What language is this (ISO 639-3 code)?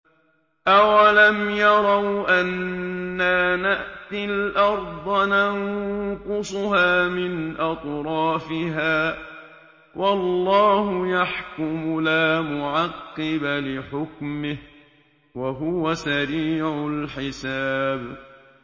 ara